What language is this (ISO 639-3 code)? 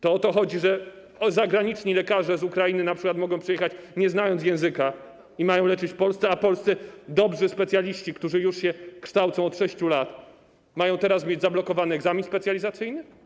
pol